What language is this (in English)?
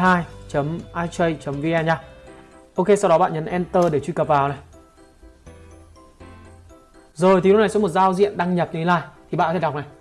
Vietnamese